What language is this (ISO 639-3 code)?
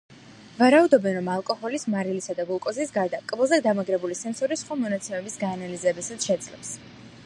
kat